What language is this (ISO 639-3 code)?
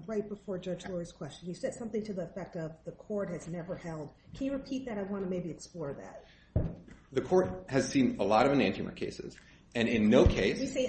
eng